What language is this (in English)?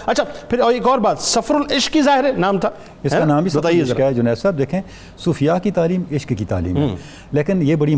Urdu